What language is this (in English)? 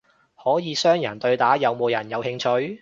Cantonese